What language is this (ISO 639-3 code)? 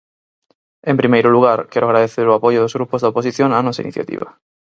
glg